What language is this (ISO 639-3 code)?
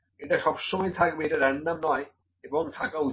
ben